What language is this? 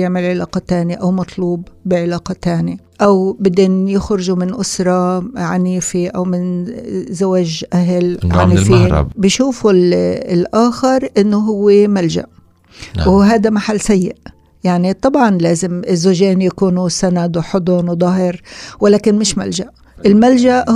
Arabic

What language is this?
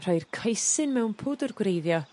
Welsh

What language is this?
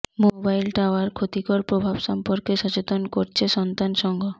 Bangla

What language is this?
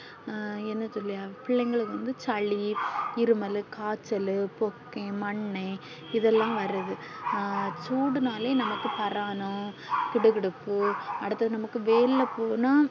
Tamil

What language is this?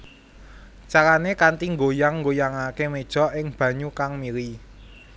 Javanese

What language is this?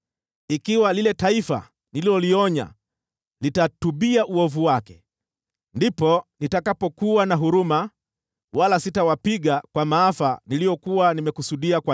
Swahili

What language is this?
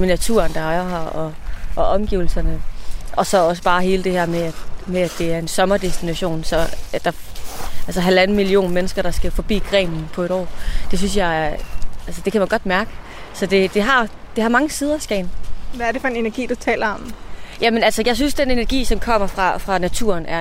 Danish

